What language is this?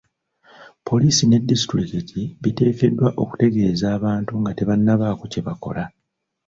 Ganda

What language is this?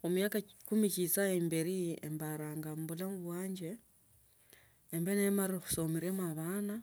Tsotso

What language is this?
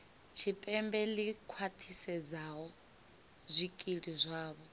Venda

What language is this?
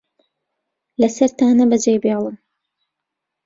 Central Kurdish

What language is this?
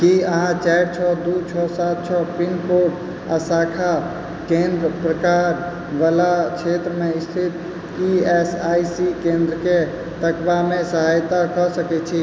Maithili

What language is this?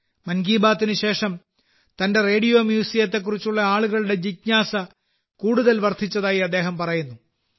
Malayalam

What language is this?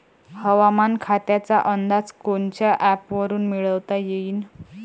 Marathi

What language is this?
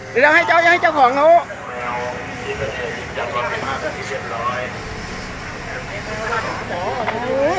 Thai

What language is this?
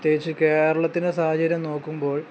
Malayalam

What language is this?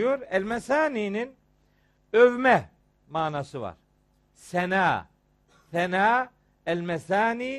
Turkish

